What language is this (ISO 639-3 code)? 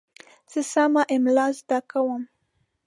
pus